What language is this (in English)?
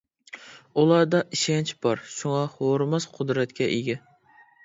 Uyghur